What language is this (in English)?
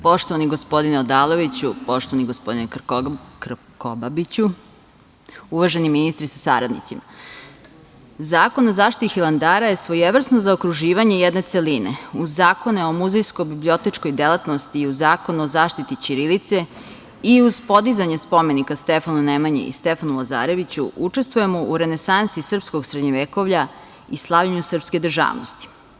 Serbian